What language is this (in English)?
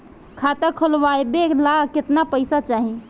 Bhojpuri